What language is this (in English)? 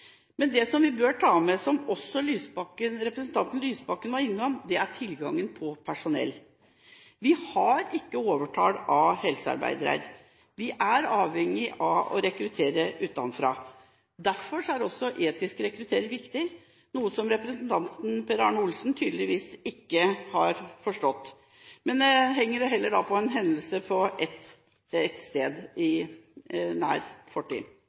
Norwegian Bokmål